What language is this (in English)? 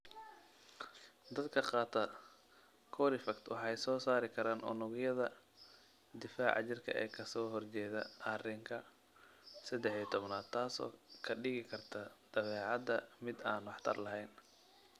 Somali